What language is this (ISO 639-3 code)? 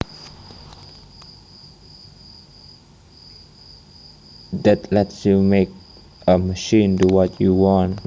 jav